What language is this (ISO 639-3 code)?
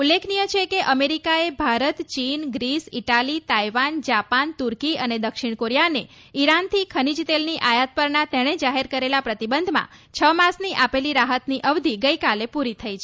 guj